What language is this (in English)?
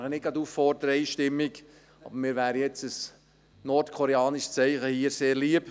Swiss German